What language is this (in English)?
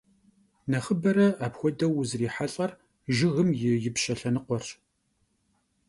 Kabardian